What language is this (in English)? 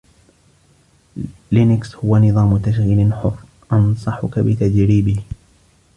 Arabic